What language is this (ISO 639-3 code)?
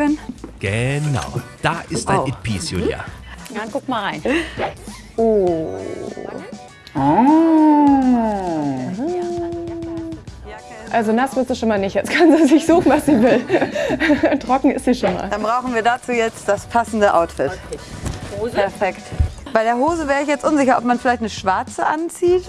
deu